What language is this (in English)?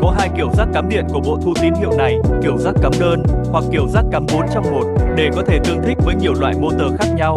Vietnamese